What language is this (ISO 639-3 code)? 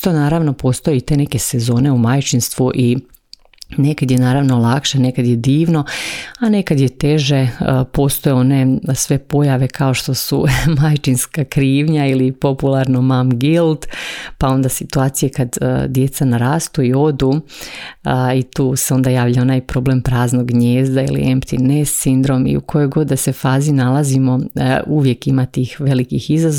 hrv